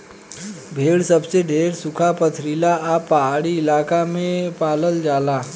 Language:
Bhojpuri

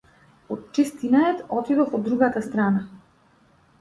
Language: Macedonian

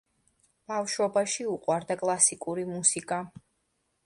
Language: Georgian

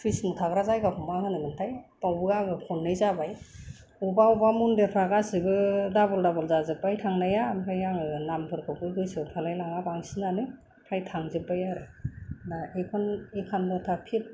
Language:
Bodo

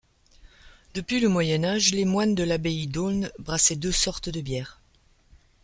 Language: French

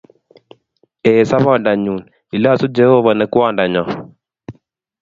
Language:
Kalenjin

